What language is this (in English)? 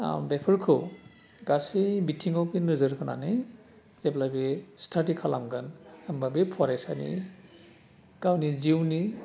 Bodo